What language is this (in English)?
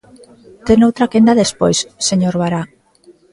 Galician